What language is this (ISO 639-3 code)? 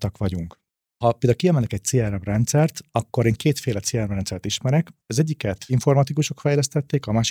hun